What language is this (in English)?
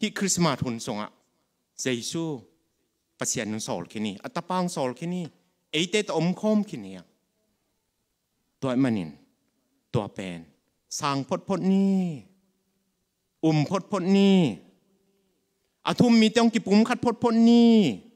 Thai